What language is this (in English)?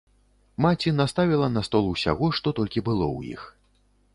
Belarusian